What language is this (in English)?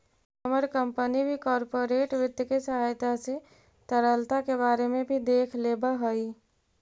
Magahi